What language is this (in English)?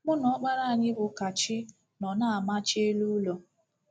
Igbo